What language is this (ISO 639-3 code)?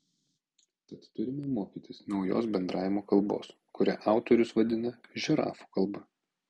lit